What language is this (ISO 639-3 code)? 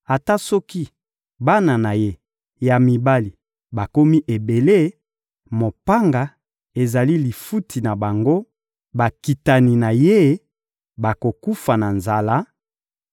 lin